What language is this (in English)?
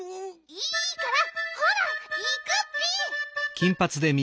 Japanese